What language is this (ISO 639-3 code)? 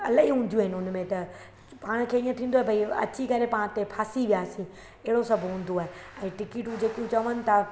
snd